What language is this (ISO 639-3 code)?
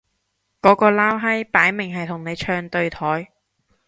yue